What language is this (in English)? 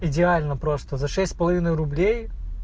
Russian